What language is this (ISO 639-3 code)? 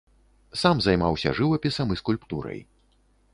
bel